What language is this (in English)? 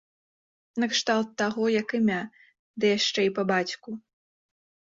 Belarusian